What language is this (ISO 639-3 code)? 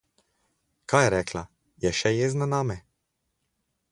slv